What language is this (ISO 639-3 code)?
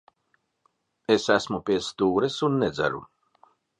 lav